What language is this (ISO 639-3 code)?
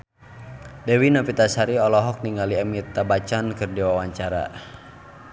sun